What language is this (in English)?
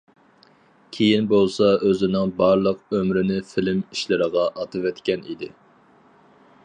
Uyghur